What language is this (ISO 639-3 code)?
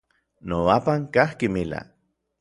nlv